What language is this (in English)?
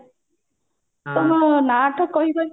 Odia